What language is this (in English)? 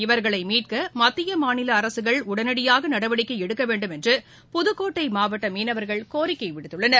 Tamil